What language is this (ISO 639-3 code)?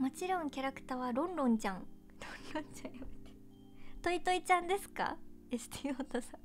jpn